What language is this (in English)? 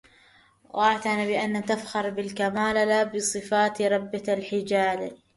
Arabic